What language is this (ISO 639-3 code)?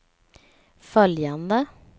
swe